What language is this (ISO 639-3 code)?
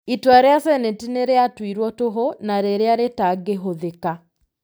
kik